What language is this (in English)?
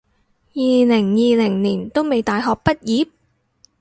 Cantonese